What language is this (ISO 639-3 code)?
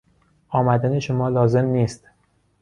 fas